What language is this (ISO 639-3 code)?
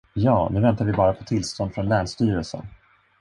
swe